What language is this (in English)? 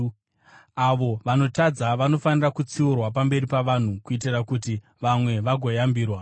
Shona